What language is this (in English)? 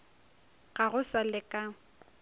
Northern Sotho